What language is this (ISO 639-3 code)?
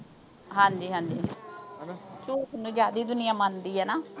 pan